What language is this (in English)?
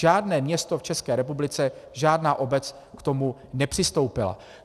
Czech